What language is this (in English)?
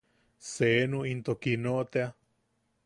Yaqui